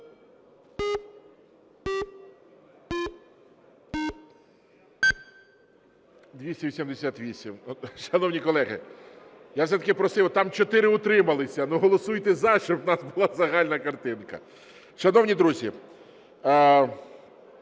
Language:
Ukrainian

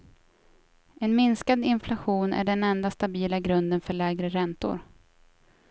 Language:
Swedish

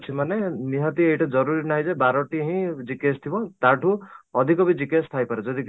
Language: Odia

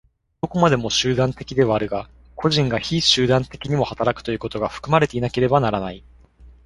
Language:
Japanese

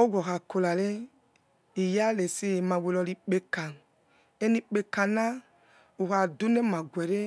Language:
Yekhee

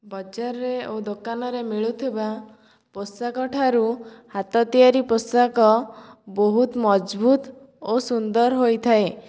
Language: Odia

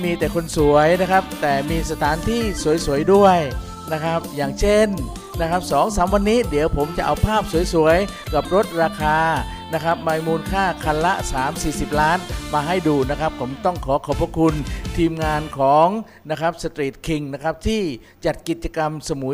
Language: Thai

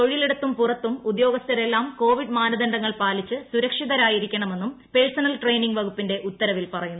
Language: Malayalam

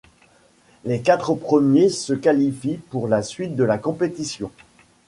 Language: French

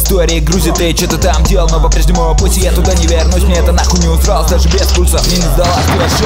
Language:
Polish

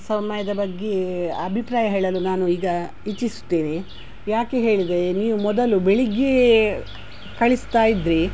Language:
Kannada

